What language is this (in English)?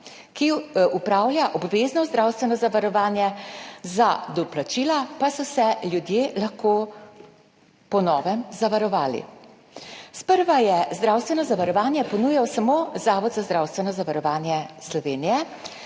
Slovenian